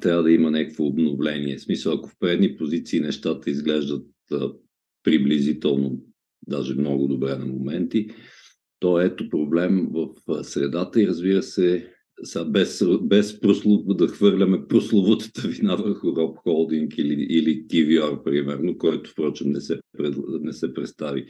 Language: Bulgarian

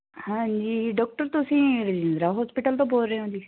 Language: Punjabi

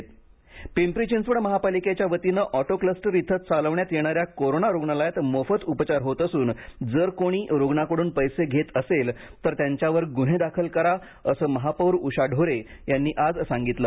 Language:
Marathi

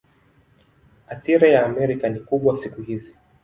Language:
Swahili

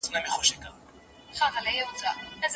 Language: Pashto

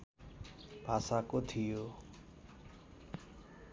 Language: Nepali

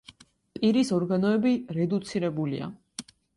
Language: Georgian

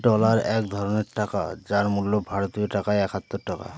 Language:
Bangla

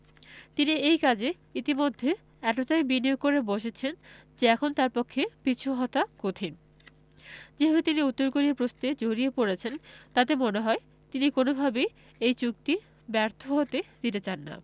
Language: Bangla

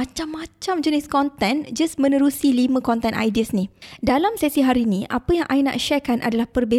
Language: Malay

